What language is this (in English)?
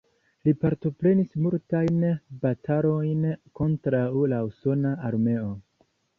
Esperanto